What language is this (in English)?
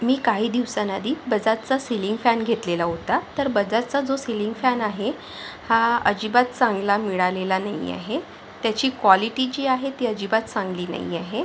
Marathi